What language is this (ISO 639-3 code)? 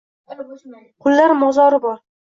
uzb